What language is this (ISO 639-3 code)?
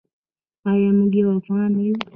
pus